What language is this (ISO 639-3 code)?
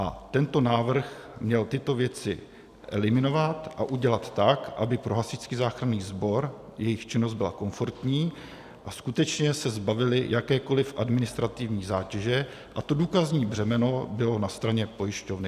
ces